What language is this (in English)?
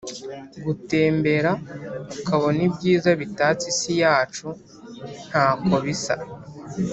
Kinyarwanda